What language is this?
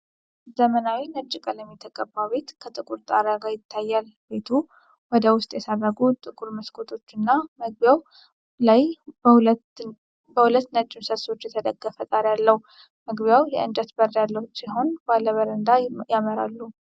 Amharic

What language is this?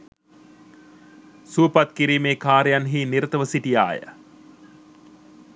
Sinhala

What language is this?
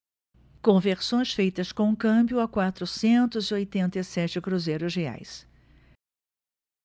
Portuguese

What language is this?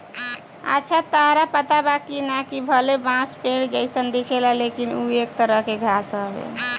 Bhojpuri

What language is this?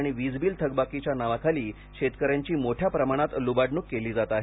Marathi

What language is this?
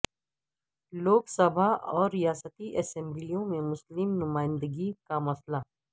Urdu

